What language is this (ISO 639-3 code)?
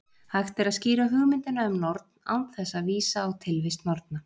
isl